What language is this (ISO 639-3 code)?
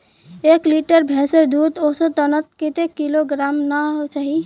mag